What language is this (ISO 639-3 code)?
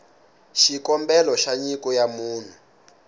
tso